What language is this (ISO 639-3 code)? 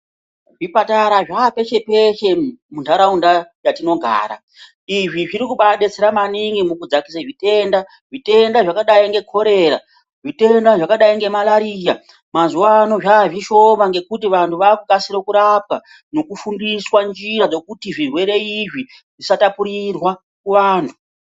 ndc